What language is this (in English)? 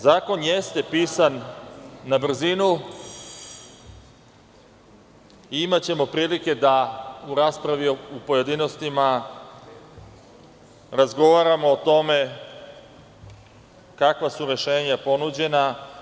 Serbian